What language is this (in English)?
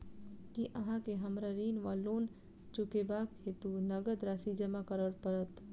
Maithili